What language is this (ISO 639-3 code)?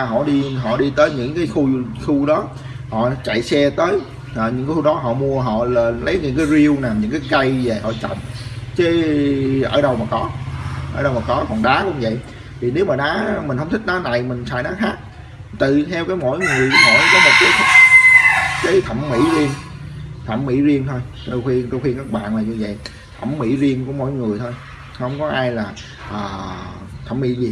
vie